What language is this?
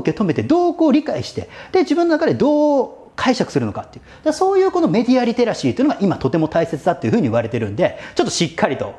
Japanese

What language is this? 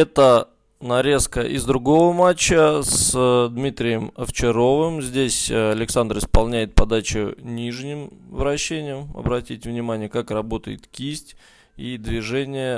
Russian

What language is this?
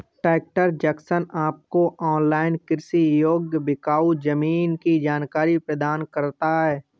Hindi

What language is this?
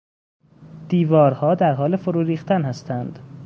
Persian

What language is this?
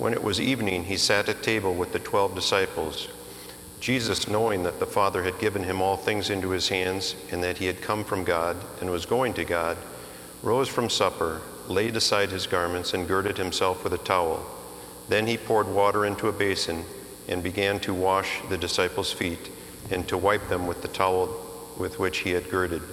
English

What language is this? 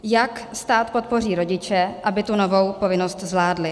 Czech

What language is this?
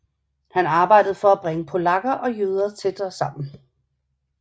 Danish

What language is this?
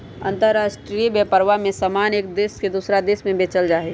Magahi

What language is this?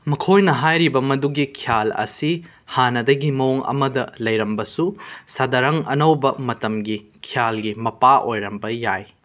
Manipuri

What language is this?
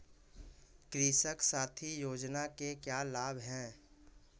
Hindi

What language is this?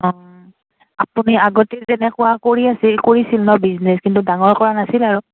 Assamese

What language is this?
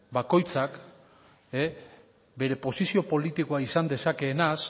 Basque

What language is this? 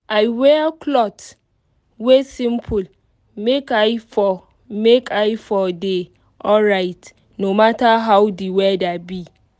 Nigerian Pidgin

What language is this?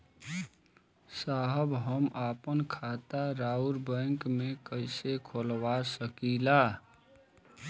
Bhojpuri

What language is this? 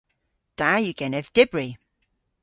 Cornish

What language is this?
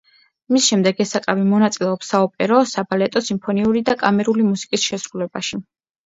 Georgian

